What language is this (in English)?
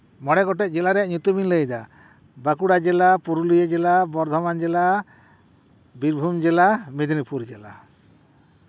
Santali